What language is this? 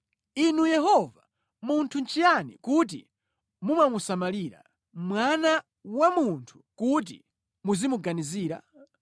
Nyanja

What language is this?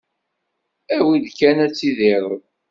Kabyle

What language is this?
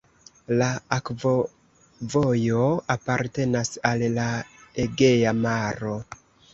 Esperanto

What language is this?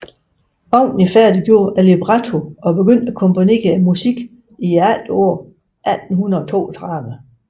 Danish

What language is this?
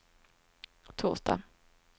Swedish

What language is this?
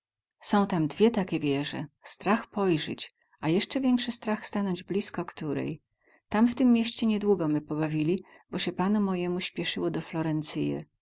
Polish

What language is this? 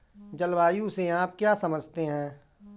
Hindi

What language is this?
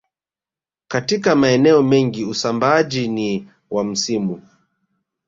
Swahili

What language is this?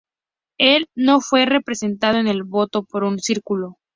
Spanish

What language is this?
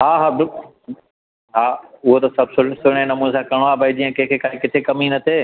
Sindhi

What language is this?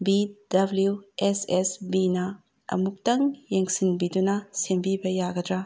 Manipuri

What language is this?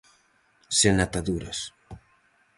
Galician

